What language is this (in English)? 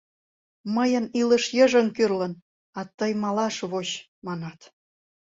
Mari